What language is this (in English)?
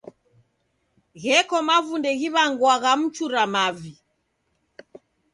Taita